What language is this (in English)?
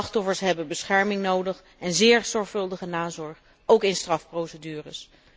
Dutch